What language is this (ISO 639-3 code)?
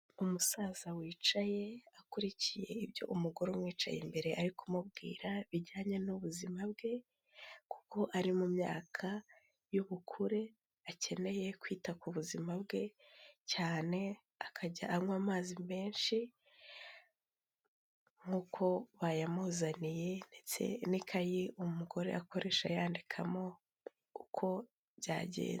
kin